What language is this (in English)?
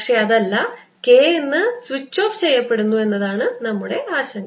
Malayalam